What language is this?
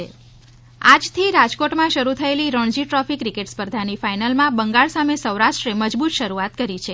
Gujarati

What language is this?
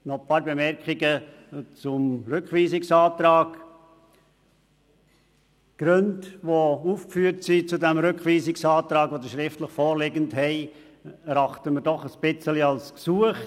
Swiss German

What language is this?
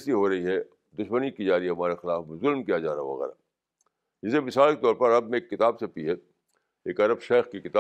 Urdu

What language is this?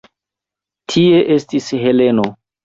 Esperanto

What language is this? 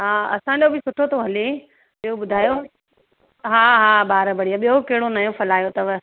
Sindhi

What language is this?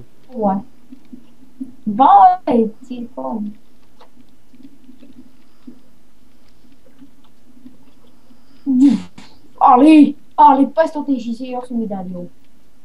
Bulgarian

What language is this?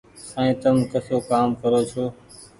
Goaria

